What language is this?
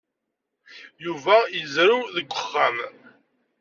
Kabyle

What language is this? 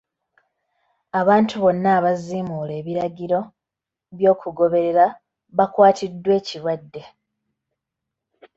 Ganda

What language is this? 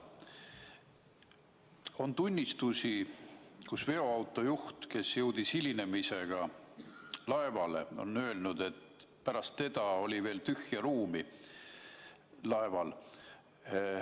Estonian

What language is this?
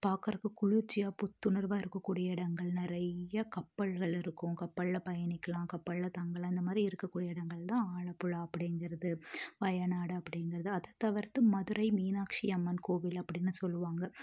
Tamil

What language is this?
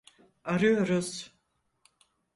Turkish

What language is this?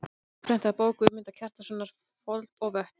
Icelandic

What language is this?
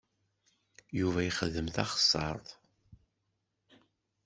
Kabyle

